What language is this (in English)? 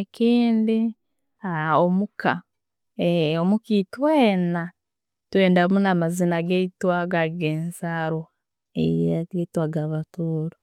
Tooro